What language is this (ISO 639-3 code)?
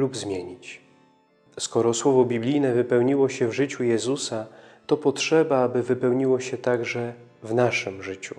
pol